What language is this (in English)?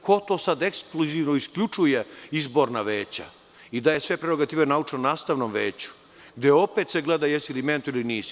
Serbian